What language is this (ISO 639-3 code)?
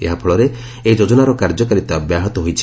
ori